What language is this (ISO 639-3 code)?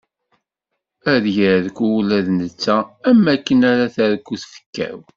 kab